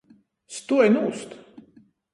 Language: Latgalian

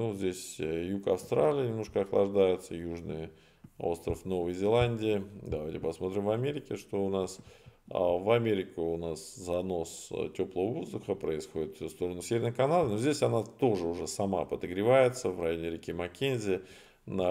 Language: Russian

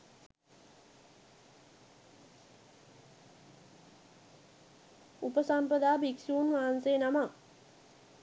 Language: Sinhala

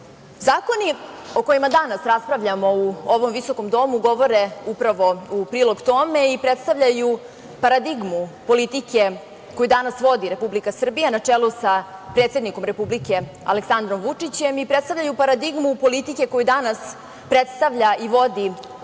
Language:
Serbian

